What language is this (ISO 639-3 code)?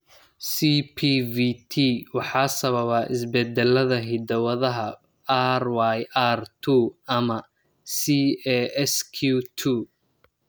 som